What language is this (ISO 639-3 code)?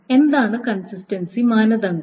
mal